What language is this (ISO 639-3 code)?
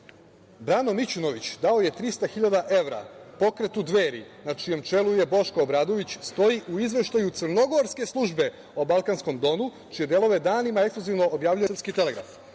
srp